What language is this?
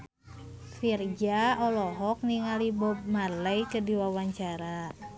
Sundanese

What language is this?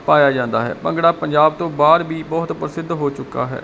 Punjabi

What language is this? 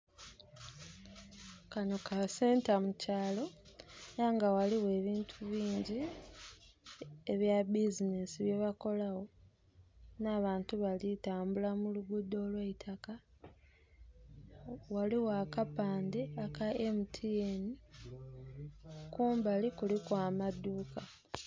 Soga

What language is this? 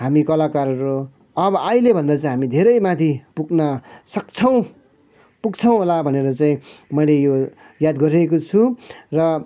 Nepali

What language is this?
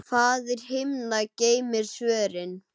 Icelandic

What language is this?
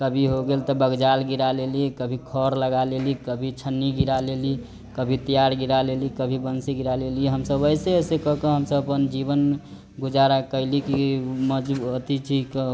Maithili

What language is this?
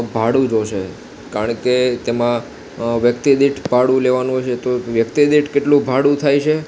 Gujarati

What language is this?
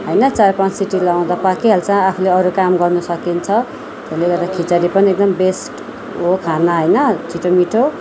Nepali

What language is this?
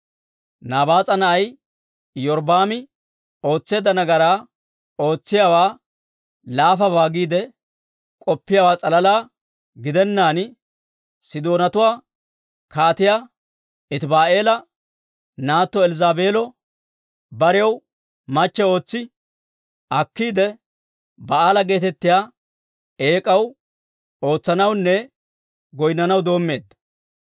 Dawro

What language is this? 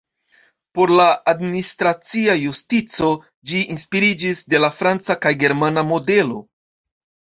Esperanto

